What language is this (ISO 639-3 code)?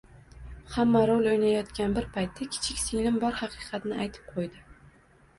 uzb